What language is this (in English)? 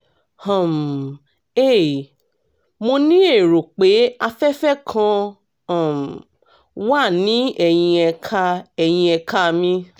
Yoruba